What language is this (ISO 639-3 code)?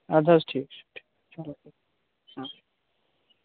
kas